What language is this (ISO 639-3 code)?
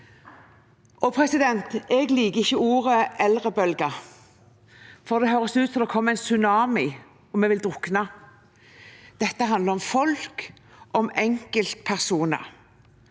nor